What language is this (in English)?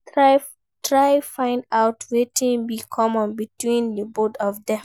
Nigerian Pidgin